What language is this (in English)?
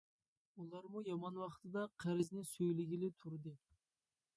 Uyghur